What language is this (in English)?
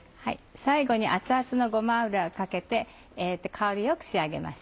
Japanese